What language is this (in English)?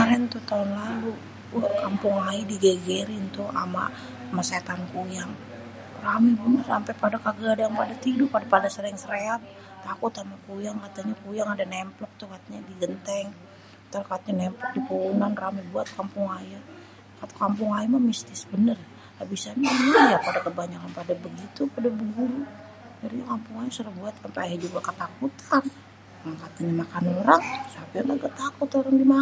Betawi